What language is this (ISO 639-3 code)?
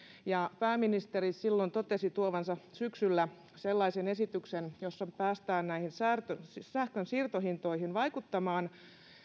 fin